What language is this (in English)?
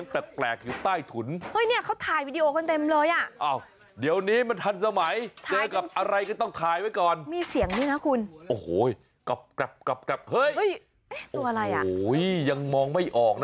Thai